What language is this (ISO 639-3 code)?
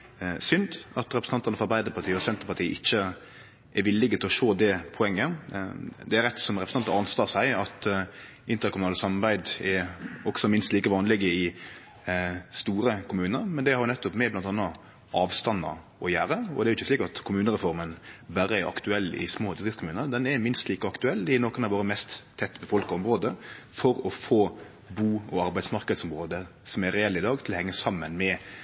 nno